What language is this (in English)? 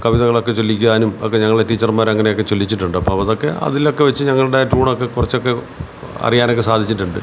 Malayalam